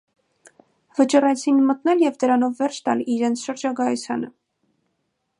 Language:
Armenian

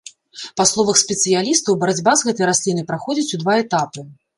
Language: Belarusian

